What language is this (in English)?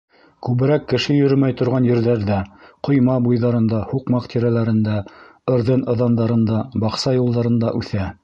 Bashkir